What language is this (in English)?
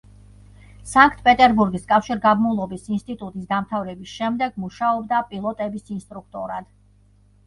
Georgian